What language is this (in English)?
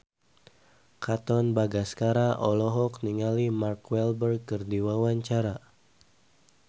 Sundanese